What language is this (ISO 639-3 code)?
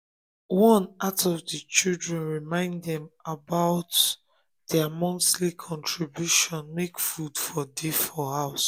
pcm